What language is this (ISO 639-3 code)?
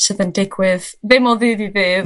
cym